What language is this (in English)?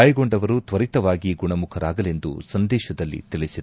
Kannada